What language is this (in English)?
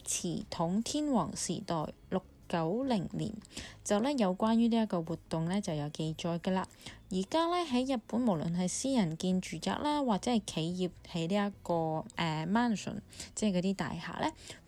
Chinese